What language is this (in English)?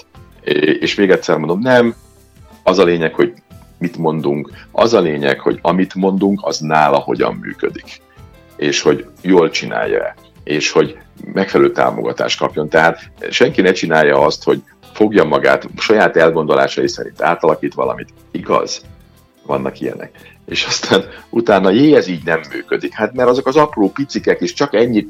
Hungarian